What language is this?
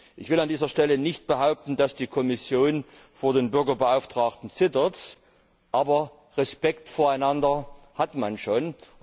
German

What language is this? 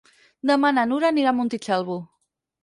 Catalan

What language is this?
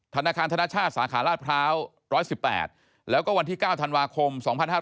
Thai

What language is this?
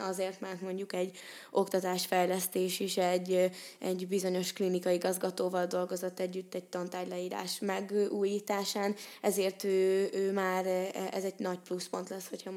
Hungarian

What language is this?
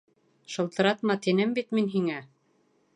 Bashkir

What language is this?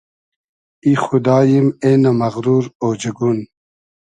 Hazaragi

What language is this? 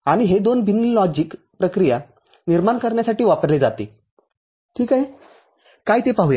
Marathi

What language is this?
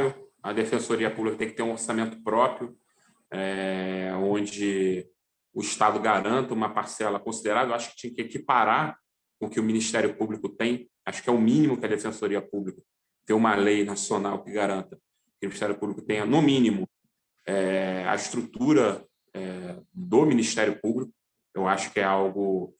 Portuguese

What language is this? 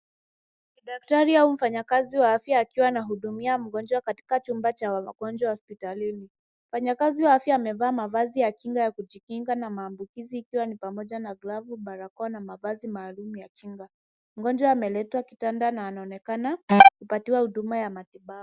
Swahili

